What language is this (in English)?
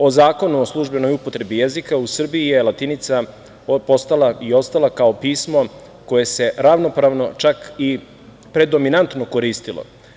Serbian